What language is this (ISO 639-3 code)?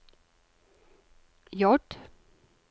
nor